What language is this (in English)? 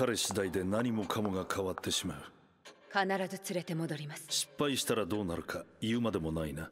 Japanese